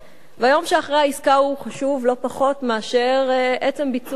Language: Hebrew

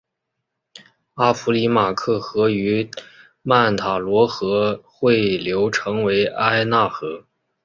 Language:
Chinese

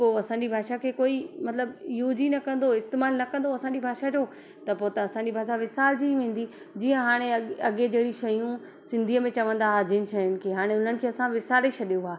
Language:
Sindhi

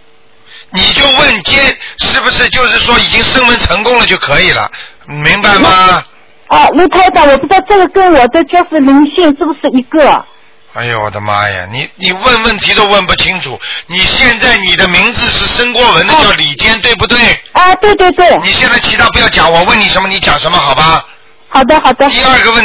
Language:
Chinese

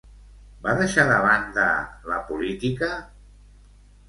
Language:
Catalan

